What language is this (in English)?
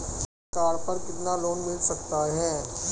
Hindi